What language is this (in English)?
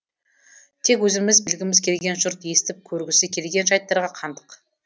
Kazakh